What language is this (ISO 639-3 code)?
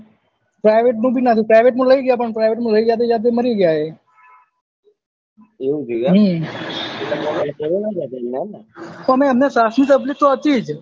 guj